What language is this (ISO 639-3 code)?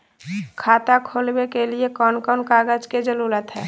mag